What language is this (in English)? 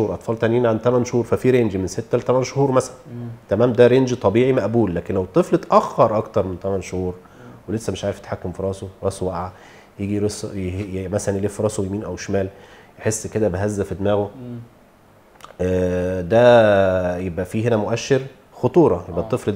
Arabic